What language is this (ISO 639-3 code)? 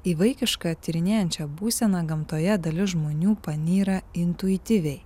lit